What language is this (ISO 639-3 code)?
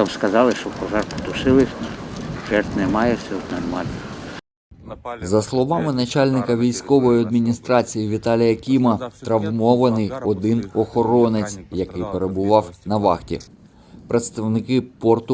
ukr